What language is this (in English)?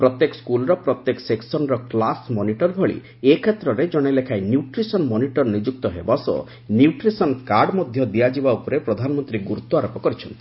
Odia